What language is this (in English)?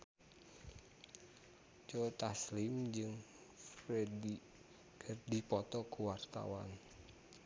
Sundanese